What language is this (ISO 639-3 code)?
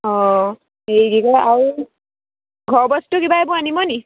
asm